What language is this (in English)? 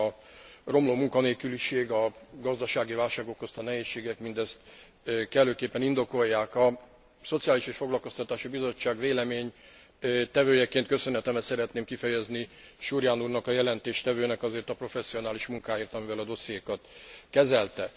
Hungarian